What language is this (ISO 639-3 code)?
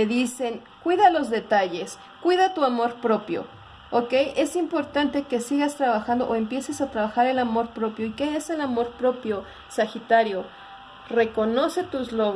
spa